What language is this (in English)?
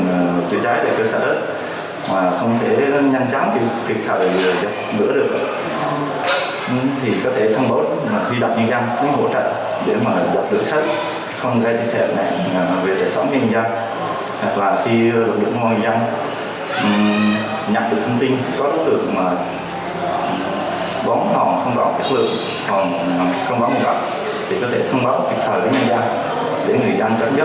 Vietnamese